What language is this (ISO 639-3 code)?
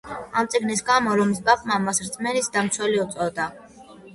kat